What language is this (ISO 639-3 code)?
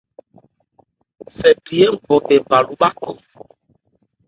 ebr